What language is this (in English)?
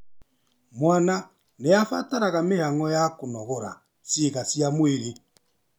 Kikuyu